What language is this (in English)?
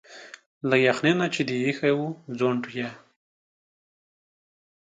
Pashto